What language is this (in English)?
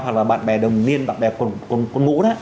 Vietnamese